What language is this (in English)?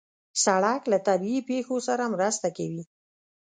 Pashto